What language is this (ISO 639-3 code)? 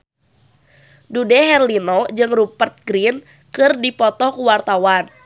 sun